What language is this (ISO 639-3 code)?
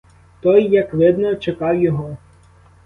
ukr